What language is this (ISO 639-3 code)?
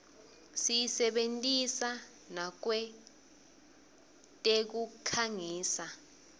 ssw